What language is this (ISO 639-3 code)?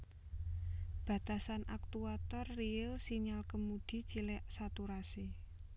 jav